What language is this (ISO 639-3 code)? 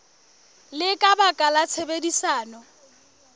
sot